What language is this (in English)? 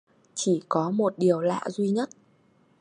Vietnamese